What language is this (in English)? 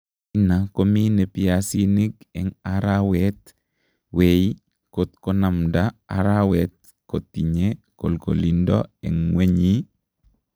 Kalenjin